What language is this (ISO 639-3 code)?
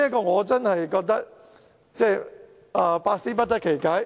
yue